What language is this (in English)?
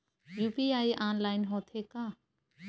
Chhattisgarhi